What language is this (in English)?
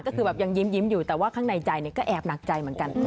Thai